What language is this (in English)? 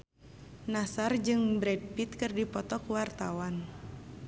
Sundanese